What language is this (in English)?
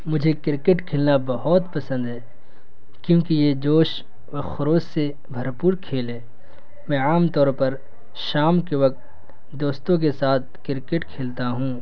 Urdu